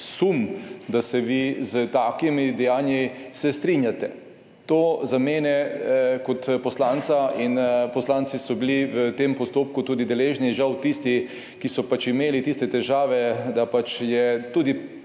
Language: Slovenian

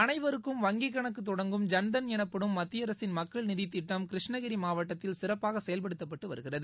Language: Tamil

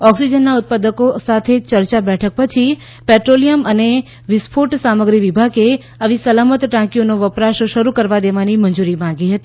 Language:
Gujarati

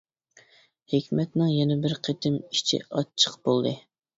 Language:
Uyghur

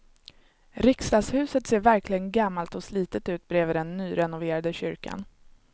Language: Swedish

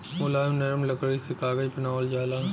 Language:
Bhojpuri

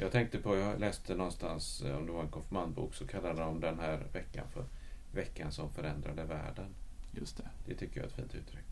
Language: Swedish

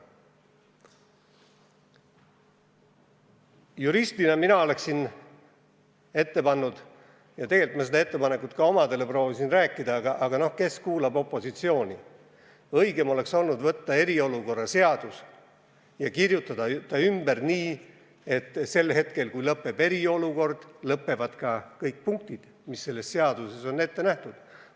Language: Estonian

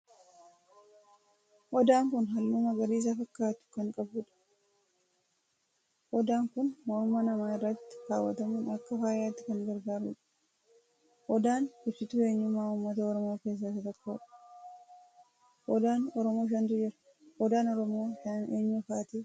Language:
Oromo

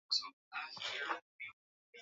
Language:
Swahili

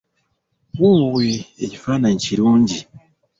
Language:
Ganda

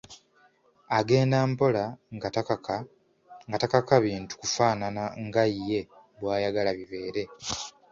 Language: Ganda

